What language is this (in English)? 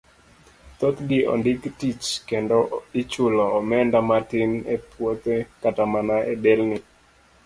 Luo (Kenya and Tanzania)